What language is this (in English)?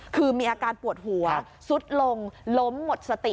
Thai